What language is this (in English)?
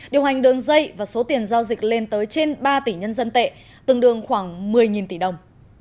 Vietnamese